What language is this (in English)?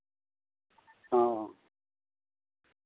Santali